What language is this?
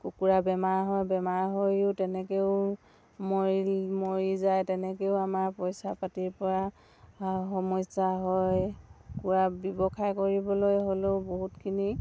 Assamese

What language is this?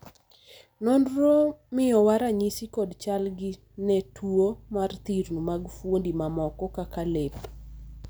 Luo (Kenya and Tanzania)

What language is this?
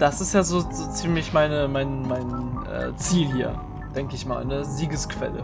German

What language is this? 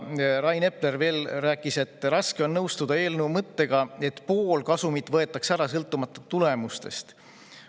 Estonian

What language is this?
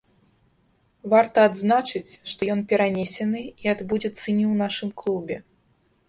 Belarusian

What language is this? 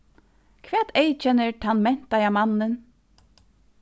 Faroese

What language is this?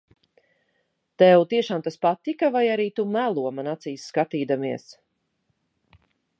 Latvian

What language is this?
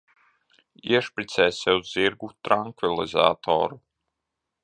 Latvian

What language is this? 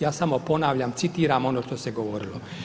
Croatian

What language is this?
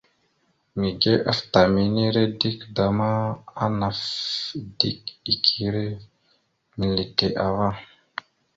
Mada (Cameroon)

